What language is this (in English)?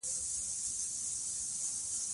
Pashto